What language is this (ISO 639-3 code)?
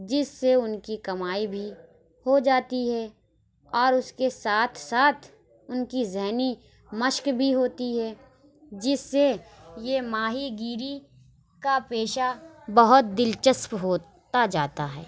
urd